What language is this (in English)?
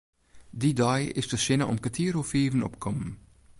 Western Frisian